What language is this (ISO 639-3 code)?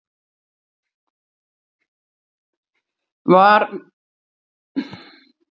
isl